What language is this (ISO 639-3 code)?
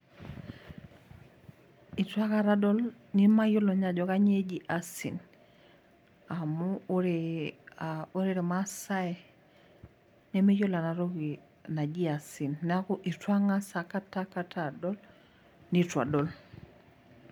mas